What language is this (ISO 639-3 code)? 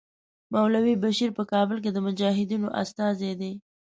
pus